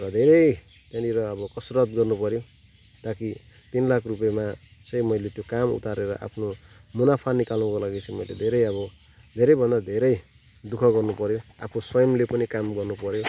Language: Nepali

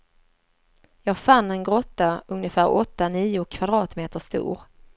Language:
Swedish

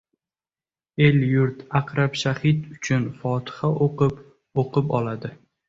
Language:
Uzbek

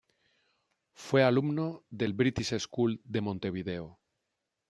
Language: Spanish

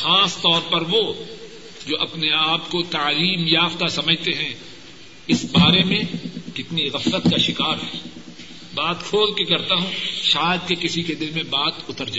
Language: Urdu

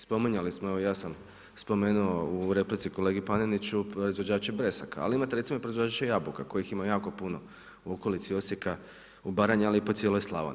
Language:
Croatian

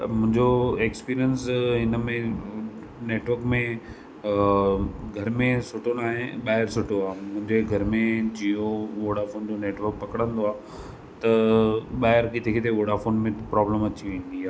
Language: Sindhi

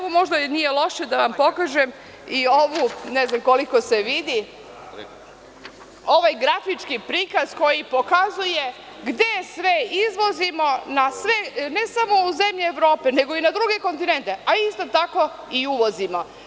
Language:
Serbian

